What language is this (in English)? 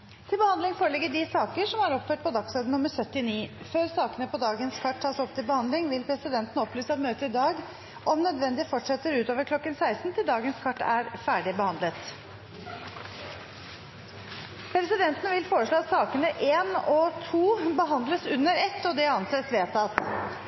Norwegian Bokmål